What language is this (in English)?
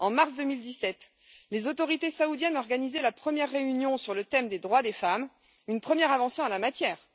French